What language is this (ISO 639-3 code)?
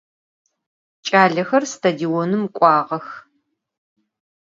ady